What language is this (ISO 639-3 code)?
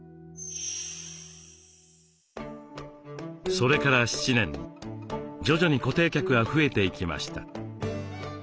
jpn